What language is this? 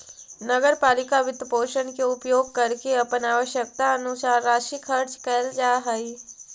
Magahi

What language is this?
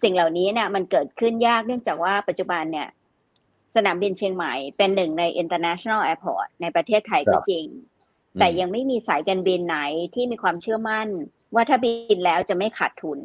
Thai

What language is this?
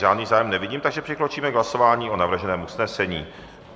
Czech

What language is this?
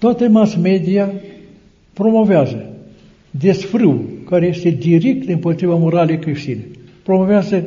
Romanian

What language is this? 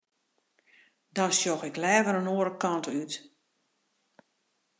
Western Frisian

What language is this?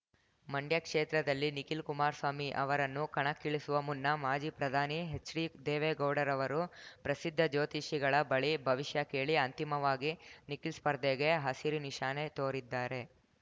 Kannada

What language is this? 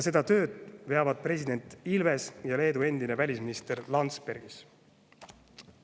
Estonian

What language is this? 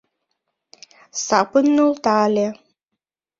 Mari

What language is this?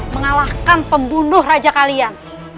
Indonesian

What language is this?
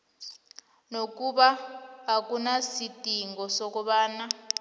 South Ndebele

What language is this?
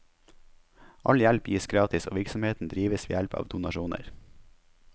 Norwegian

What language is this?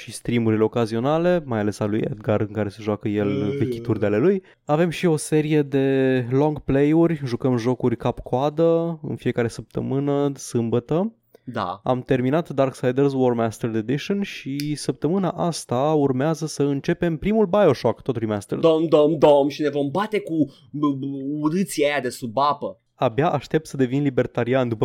Romanian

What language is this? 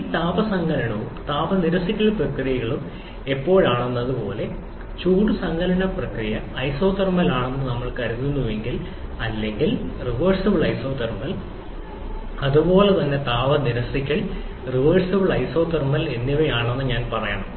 Malayalam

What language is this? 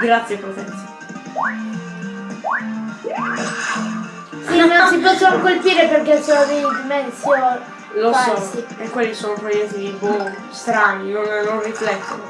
Italian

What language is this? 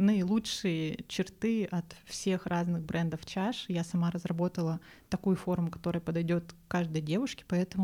Russian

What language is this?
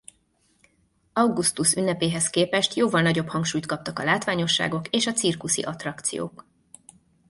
Hungarian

